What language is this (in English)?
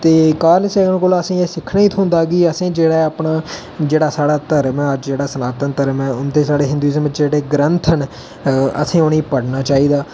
Dogri